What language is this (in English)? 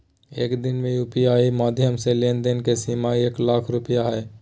Magahi